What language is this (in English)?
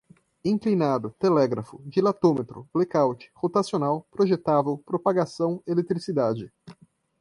Portuguese